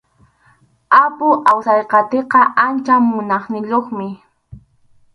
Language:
Arequipa-La Unión Quechua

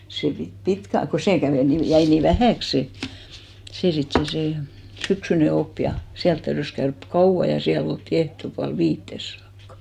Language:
Finnish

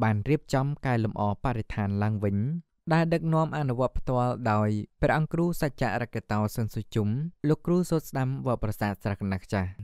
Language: Thai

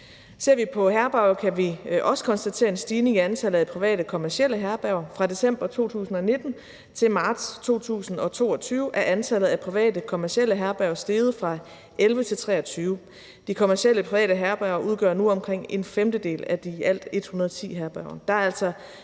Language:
Danish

